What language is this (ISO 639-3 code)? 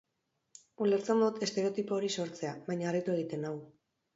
eus